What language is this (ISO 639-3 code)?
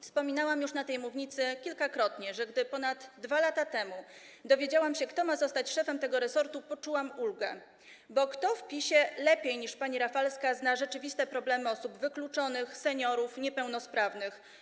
pol